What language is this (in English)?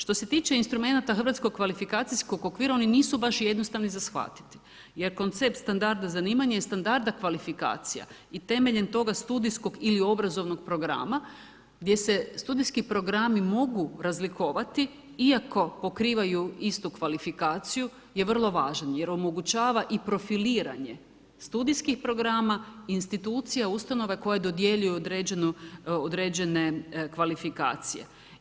Croatian